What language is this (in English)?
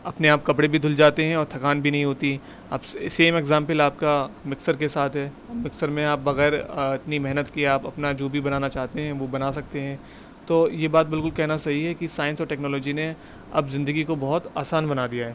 Urdu